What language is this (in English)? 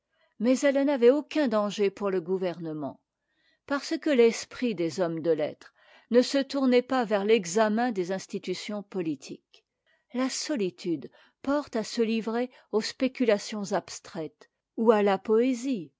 French